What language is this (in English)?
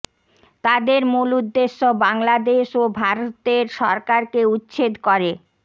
Bangla